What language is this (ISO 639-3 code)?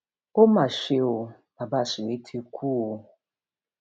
yor